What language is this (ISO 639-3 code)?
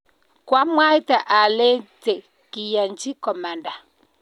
kln